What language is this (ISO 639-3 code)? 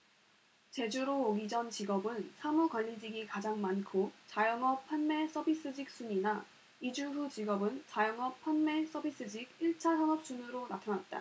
kor